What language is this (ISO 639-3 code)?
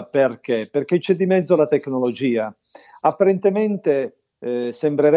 ita